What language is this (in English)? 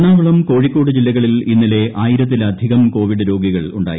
Malayalam